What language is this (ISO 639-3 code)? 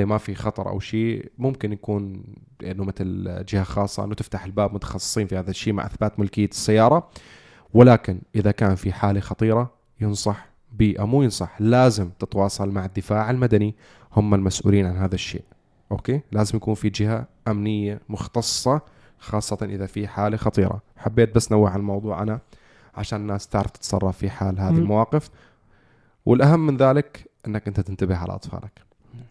ara